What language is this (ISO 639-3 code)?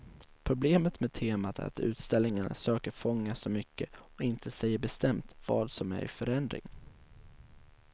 swe